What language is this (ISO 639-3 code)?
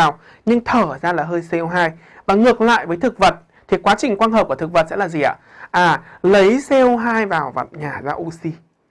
vie